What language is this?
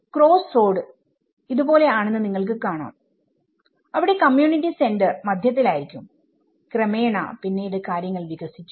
Malayalam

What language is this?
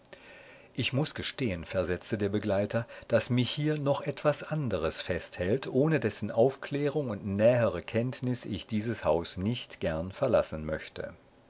German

